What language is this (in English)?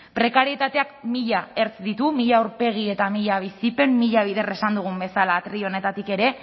Basque